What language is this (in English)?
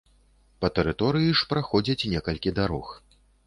Belarusian